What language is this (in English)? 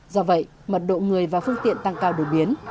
Vietnamese